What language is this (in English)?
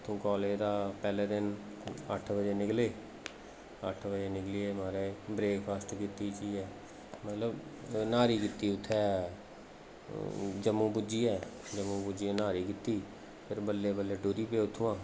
Dogri